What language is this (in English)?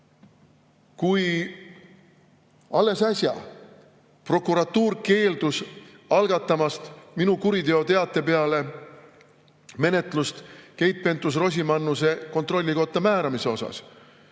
Estonian